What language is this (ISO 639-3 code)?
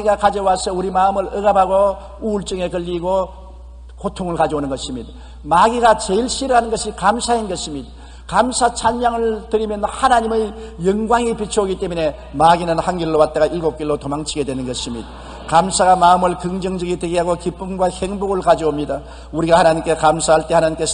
kor